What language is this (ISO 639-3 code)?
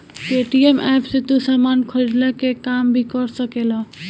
bho